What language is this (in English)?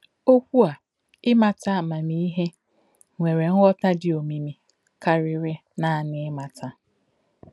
Igbo